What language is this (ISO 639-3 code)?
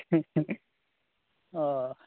doi